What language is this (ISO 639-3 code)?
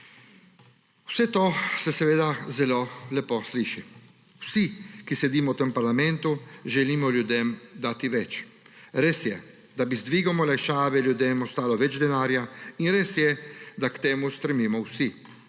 slv